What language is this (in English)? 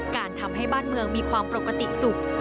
Thai